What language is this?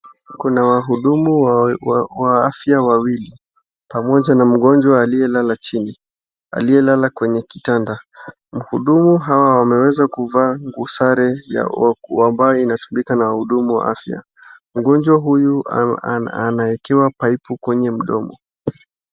Swahili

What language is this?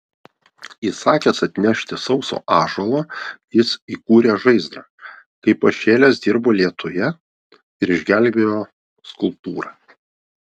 Lithuanian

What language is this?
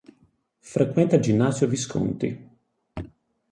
Italian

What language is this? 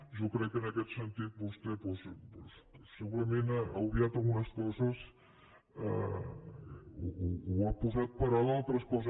Catalan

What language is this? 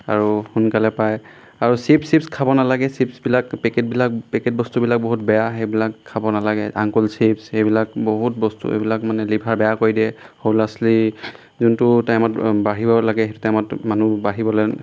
Assamese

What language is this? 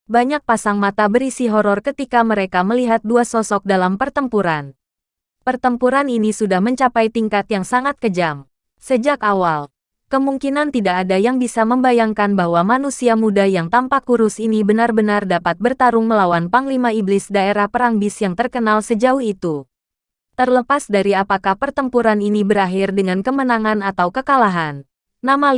Indonesian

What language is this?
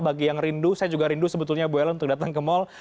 Indonesian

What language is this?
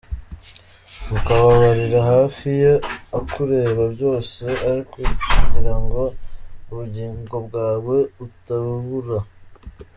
Kinyarwanda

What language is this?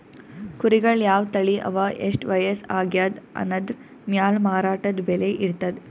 Kannada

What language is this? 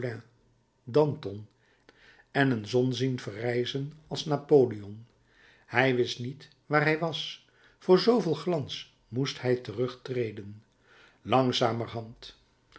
Dutch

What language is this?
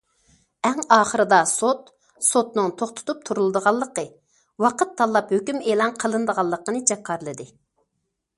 Uyghur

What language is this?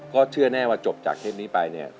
Thai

